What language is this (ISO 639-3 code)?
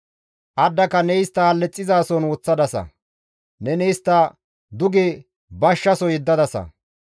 gmv